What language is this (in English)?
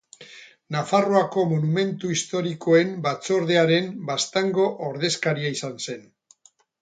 Basque